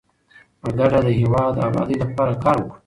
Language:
Pashto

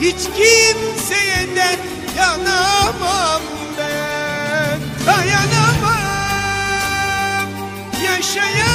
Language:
Turkish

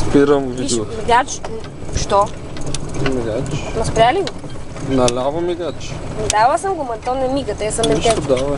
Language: Bulgarian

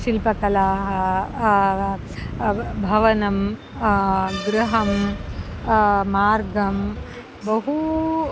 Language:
Sanskrit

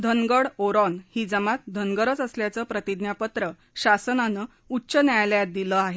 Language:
Marathi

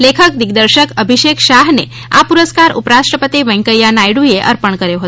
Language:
Gujarati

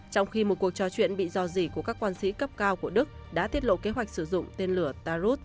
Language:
Vietnamese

